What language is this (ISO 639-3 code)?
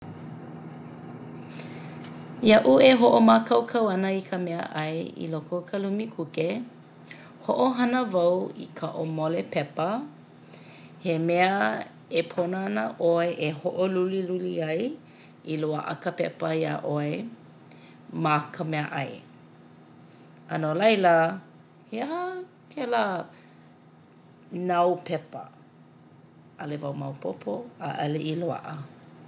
haw